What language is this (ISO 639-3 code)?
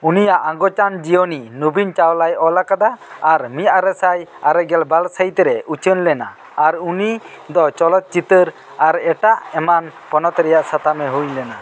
sat